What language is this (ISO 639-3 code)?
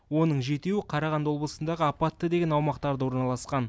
kaz